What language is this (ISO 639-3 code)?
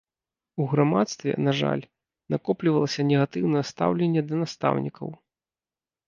bel